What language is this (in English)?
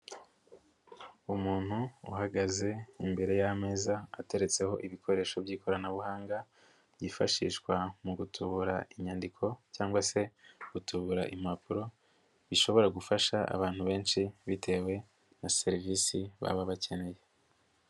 Kinyarwanda